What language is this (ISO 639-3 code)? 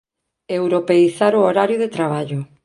glg